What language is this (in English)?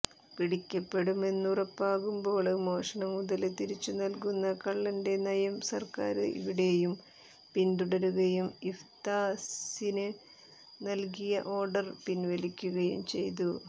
Malayalam